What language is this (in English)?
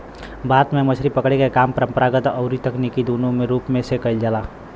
Bhojpuri